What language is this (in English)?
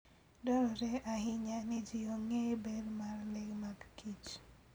Luo (Kenya and Tanzania)